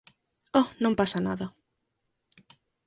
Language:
Galician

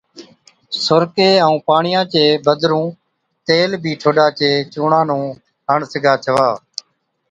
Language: Od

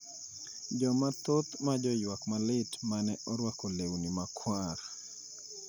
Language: Luo (Kenya and Tanzania)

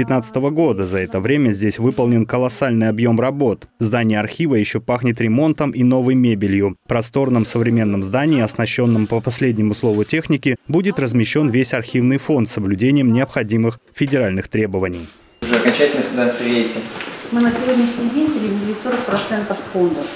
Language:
Russian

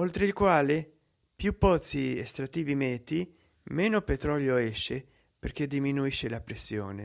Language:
Italian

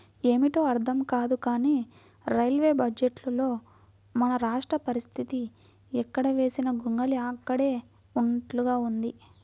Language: Telugu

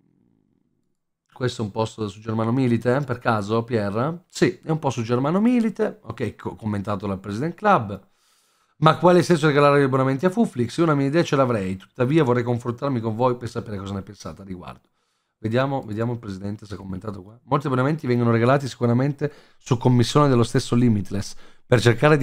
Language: Italian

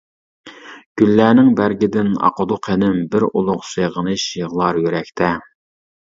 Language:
Uyghur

